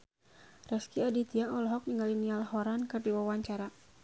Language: Sundanese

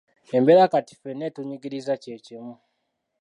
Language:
Ganda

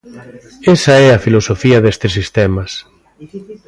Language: Galician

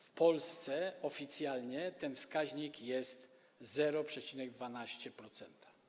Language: Polish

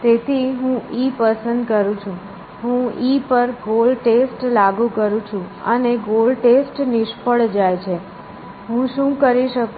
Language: Gujarati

